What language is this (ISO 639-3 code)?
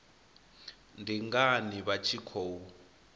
ven